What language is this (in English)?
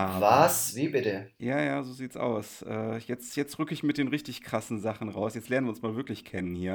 German